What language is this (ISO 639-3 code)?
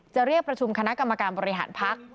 tha